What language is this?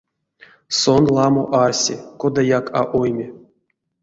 Erzya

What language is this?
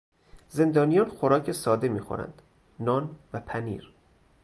Persian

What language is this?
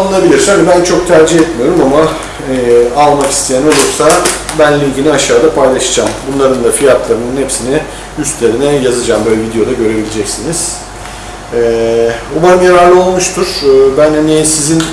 Turkish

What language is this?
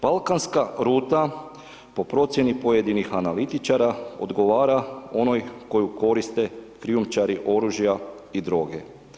Croatian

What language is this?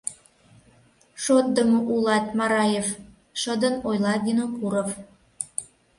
Mari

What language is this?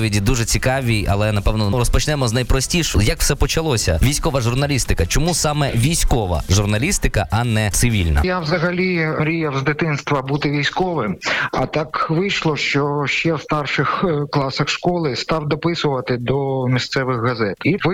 Ukrainian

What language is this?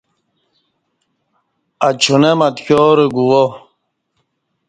Kati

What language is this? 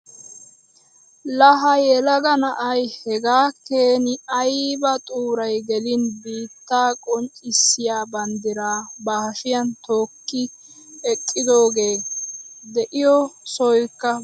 Wolaytta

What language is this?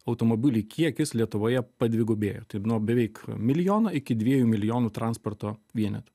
Lithuanian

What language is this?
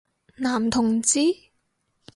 Cantonese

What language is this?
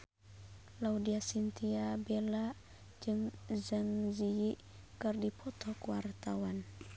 Sundanese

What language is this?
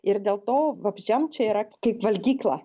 Lithuanian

